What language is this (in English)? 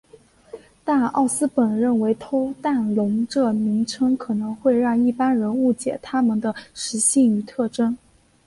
Chinese